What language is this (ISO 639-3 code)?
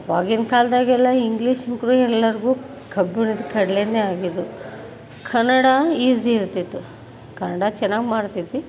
kan